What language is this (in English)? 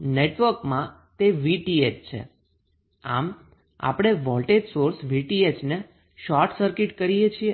Gujarati